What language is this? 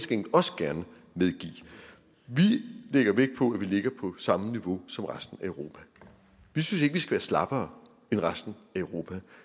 Danish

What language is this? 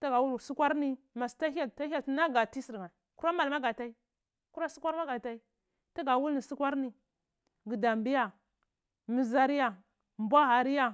Cibak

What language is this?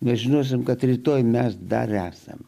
Lithuanian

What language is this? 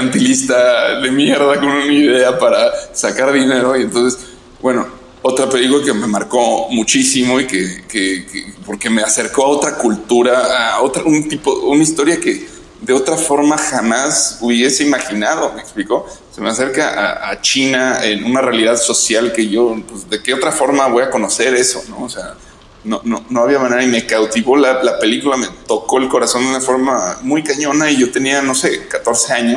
Spanish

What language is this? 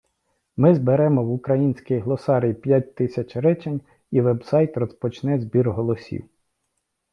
Ukrainian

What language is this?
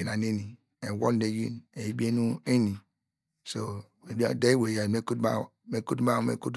Degema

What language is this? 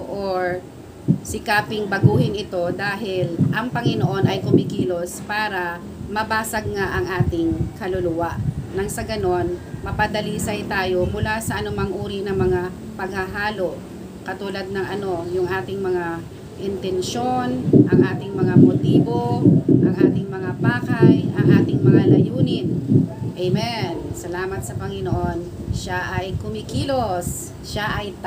Filipino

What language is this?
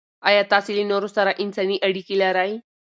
Pashto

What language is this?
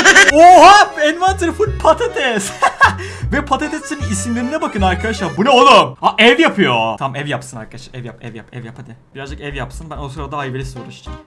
Turkish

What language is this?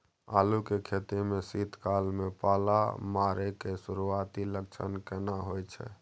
Maithili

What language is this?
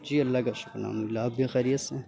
Urdu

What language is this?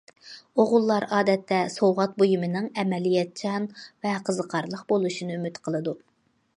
Uyghur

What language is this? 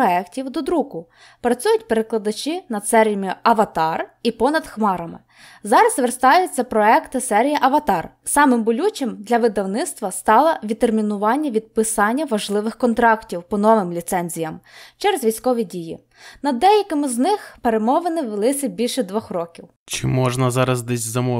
Ukrainian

